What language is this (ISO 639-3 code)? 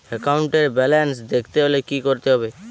ben